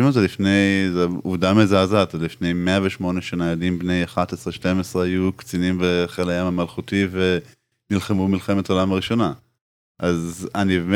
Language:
Hebrew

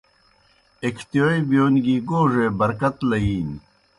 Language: Kohistani Shina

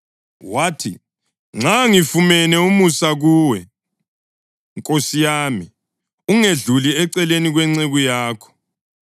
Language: North Ndebele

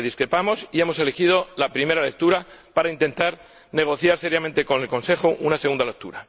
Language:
Spanish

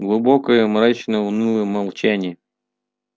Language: Russian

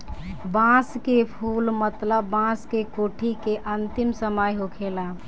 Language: Bhojpuri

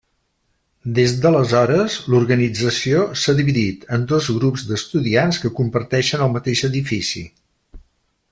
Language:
Catalan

